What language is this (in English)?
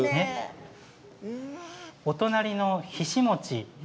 Japanese